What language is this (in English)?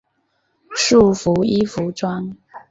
Chinese